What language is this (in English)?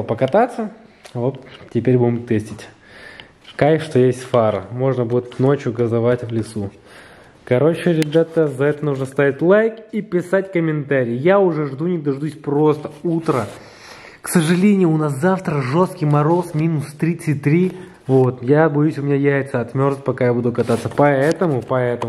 Russian